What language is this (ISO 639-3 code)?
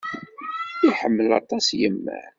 kab